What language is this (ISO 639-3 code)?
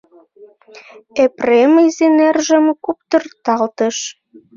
chm